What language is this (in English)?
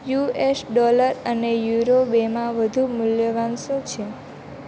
Gujarati